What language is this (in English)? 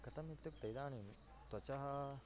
Sanskrit